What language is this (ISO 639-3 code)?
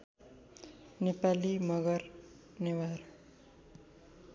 nep